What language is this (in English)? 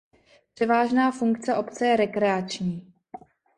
Czech